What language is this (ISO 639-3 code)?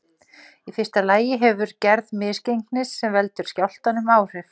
isl